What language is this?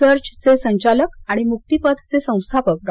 Marathi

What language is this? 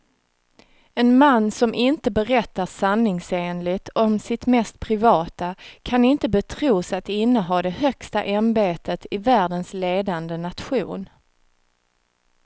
Swedish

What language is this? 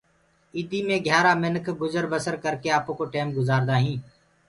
Gurgula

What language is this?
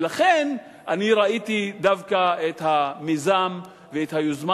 Hebrew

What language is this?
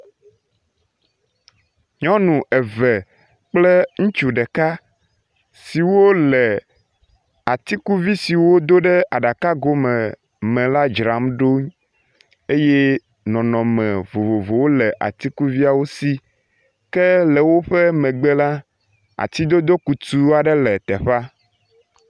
Ewe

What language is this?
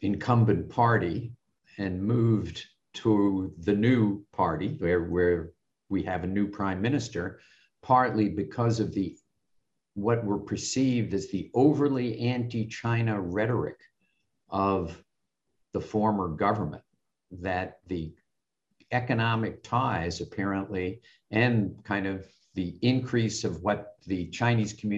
English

